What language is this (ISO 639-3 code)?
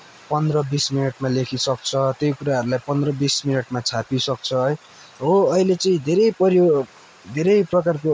nep